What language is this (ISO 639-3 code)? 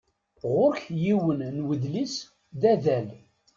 kab